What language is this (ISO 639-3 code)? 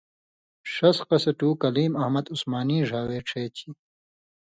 mvy